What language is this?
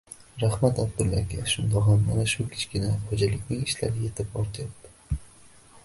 Uzbek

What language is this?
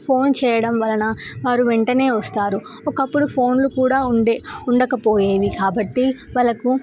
Telugu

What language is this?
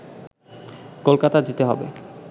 Bangla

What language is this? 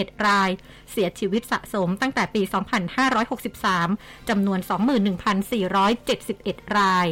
Thai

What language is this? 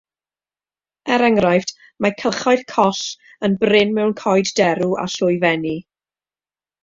Welsh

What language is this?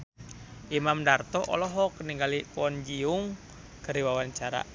Sundanese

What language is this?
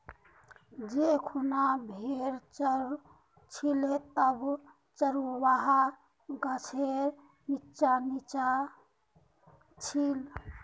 Magahi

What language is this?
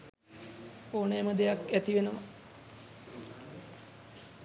Sinhala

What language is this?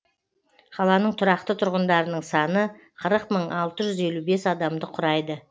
Kazakh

